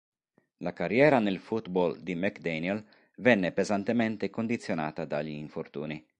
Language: Italian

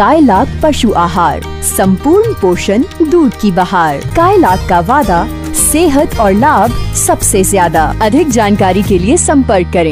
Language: Hindi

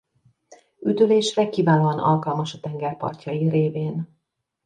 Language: Hungarian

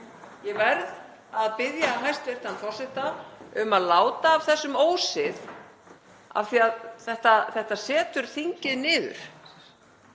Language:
Icelandic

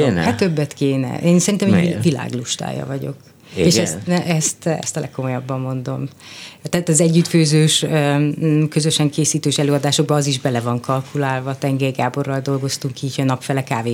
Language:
Hungarian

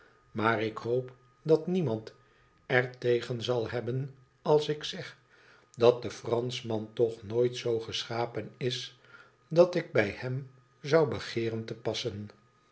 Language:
Dutch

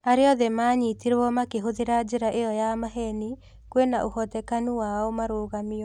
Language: Kikuyu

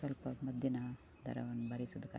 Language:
Kannada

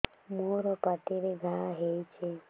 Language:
Odia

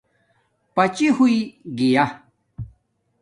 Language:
Domaaki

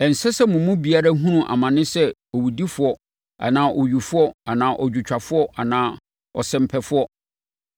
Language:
Akan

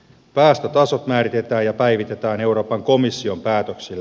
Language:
Finnish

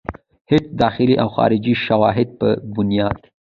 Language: Pashto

